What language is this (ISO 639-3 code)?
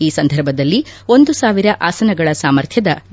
kan